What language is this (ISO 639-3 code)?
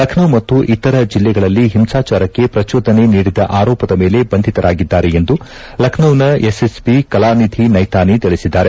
kan